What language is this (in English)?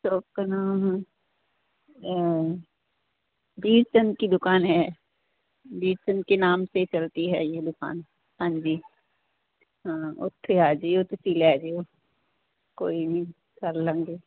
Punjabi